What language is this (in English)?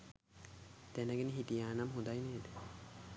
Sinhala